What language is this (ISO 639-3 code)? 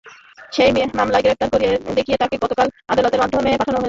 ben